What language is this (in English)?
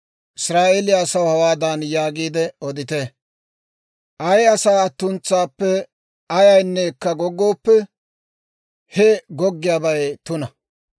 Dawro